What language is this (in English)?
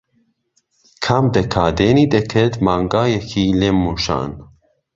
Central Kurdish